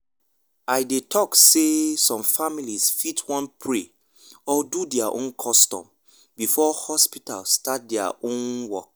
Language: Nigerian Pidgin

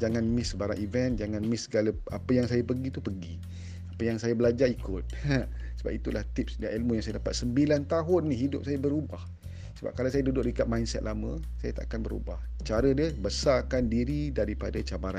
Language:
Malay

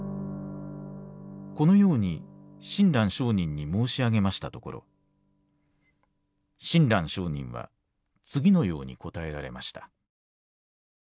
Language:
Japanese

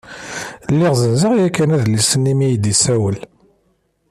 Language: Kabyle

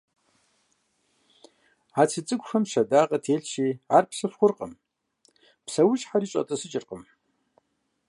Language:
Kabardian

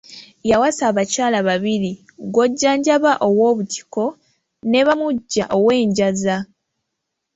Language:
Ganda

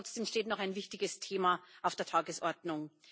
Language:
German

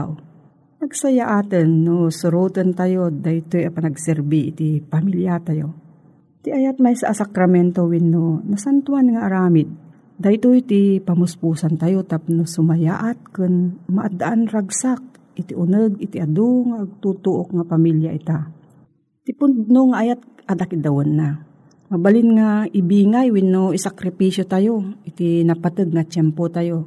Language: Filipino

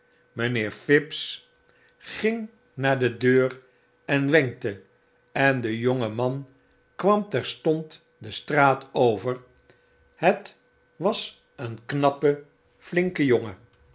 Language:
Dutch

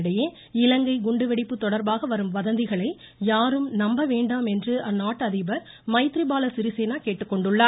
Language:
Tamil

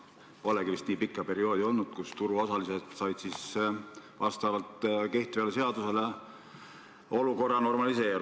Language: Estonian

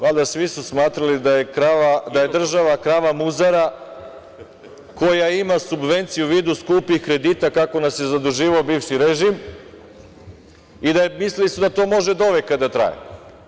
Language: Serbian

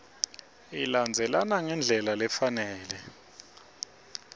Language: Swati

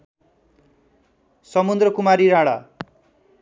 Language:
Nepali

